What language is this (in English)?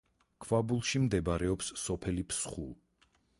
Georgian